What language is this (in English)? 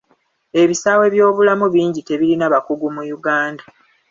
Ganda